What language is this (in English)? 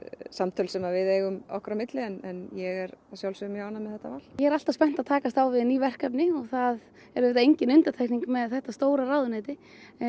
Icelandic